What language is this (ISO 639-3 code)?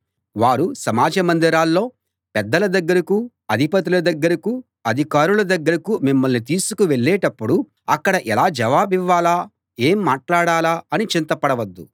tel